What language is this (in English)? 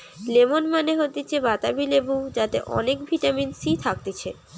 Bangla